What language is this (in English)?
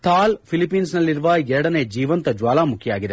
Kannada